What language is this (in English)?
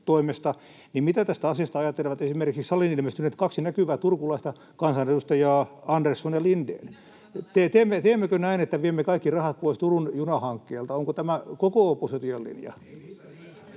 Finnish